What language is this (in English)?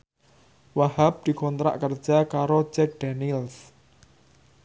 Javanese